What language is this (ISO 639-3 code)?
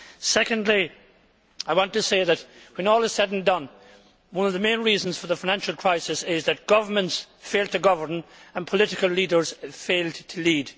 eng